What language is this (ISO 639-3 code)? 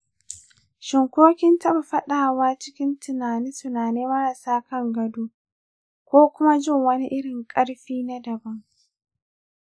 hau